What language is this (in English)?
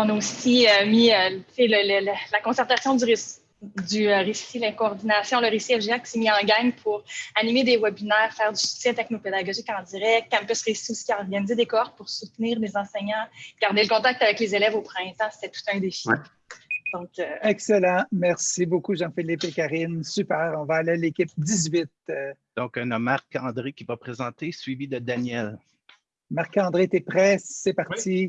French